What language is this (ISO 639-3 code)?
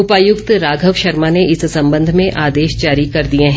hin